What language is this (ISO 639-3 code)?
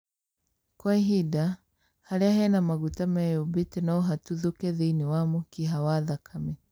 kik